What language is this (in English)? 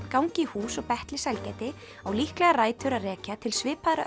Icelandic